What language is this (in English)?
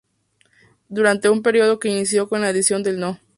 Spanish